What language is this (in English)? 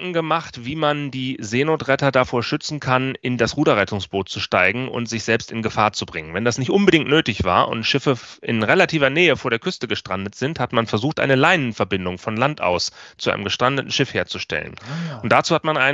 German